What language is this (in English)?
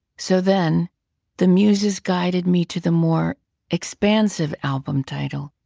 English